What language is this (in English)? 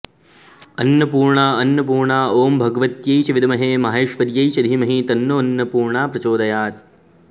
Sanskrit